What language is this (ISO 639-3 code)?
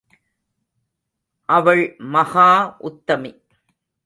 tam